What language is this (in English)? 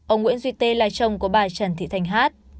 Vietnamese